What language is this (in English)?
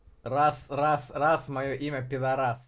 Russian